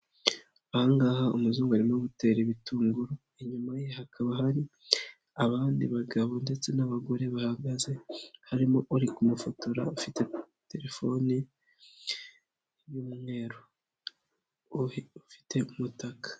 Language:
Kinyarwanda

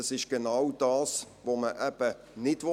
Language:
Swiss German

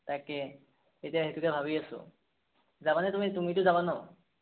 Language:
Assamese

